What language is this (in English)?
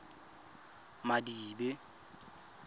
Tswana